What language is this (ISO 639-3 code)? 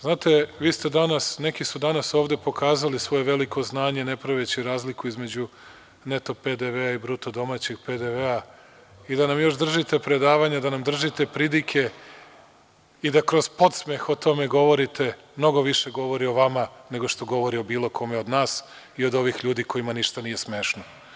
srp